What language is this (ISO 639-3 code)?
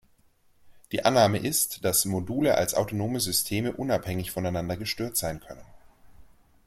deu